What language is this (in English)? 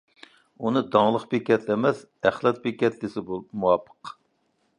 Uyghur